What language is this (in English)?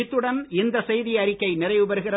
Tamil